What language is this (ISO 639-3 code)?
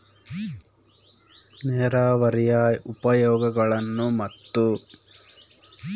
kan